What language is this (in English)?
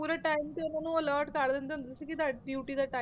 Punjabi